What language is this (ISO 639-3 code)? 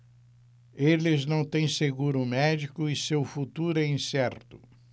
por